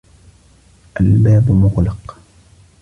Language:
Arabic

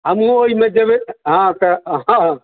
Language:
Maithili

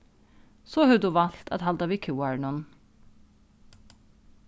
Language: Faroese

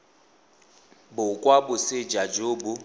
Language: Tswana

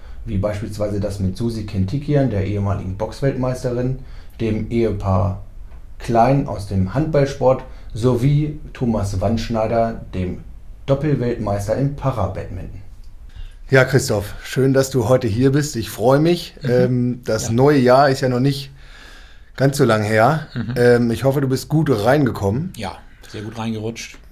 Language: German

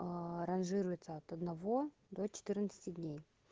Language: Russian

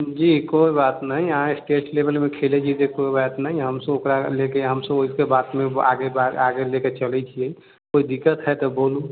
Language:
Maithili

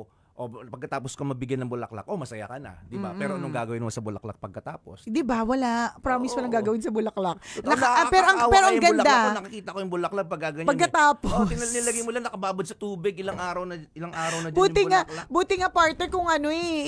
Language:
Filipino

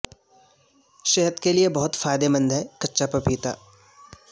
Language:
Urdu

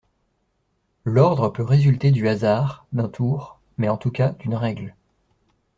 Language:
French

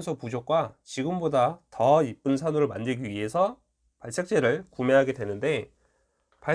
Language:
Korean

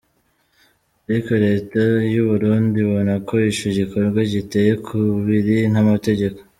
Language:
Kinyarwanda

